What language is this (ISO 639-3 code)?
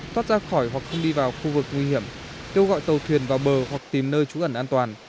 vie